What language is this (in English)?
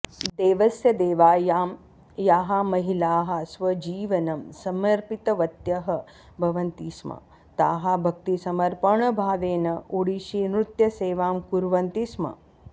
Sanskrit